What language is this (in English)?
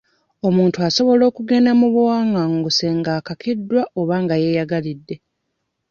Ganda